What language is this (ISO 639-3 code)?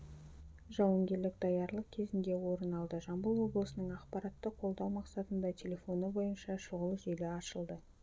kaz